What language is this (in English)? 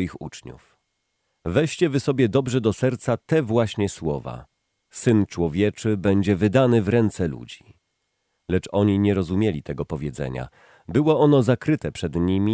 Polish